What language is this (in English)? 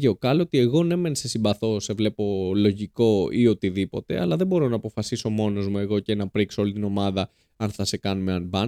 Greek